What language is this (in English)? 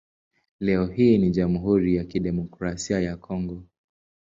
Swahili